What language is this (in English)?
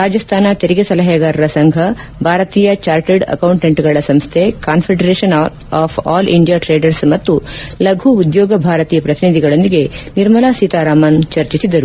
Kannada